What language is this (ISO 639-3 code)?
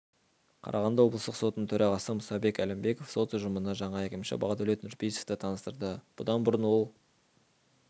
kaz